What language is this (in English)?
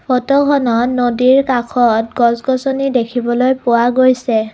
Assamese